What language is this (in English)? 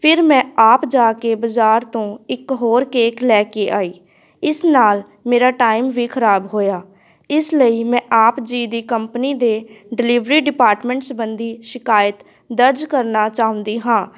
Punjabi